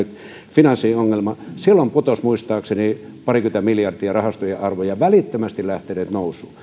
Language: Finnish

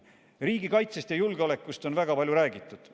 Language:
Estonian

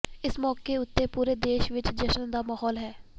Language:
Punjabi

